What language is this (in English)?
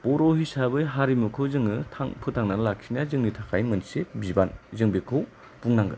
Bodo